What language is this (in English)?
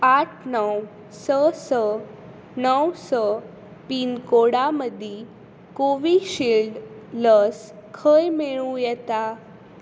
Konkani